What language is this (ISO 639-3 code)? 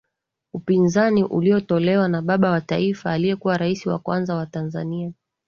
swa